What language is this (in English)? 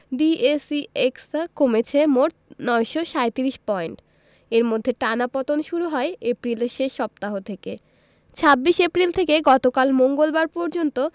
Bangla